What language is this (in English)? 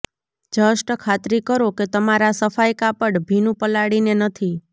Gujarati